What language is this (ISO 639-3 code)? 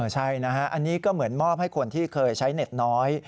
tha